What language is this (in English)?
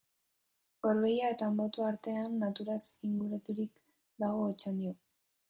Basque